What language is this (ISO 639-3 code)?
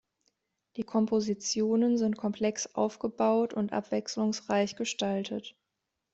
deu